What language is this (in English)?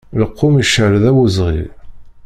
Kabyle